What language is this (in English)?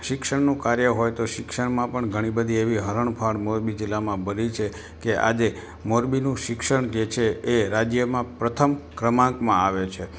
Gujarati